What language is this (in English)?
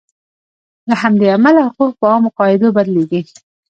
Pashto